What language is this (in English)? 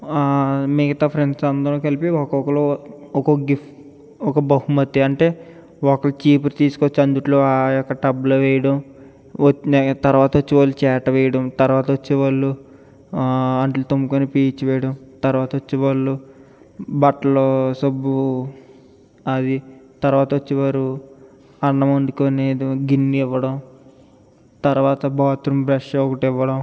Telugu